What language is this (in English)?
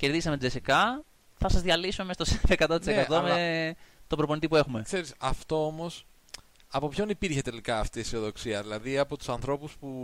Greek